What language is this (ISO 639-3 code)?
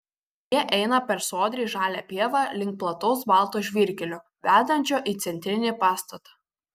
lit